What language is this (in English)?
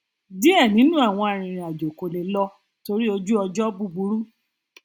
Yoruba